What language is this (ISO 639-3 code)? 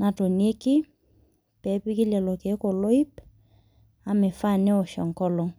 mas